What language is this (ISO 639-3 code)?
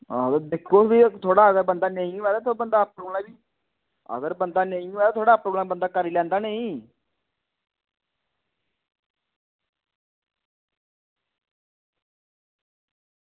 doi